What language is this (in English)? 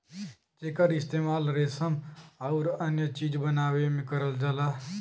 Bhojpuri